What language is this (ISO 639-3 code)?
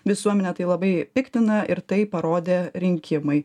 lit